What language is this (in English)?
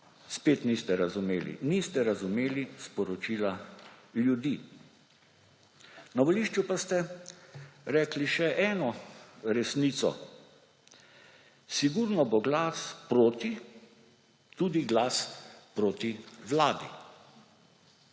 Slovenian